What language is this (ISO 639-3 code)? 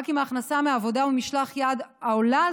heb